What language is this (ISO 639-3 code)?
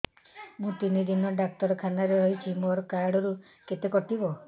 ori